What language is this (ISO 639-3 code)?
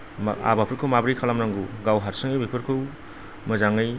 brx